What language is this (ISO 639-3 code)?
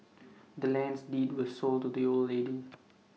eng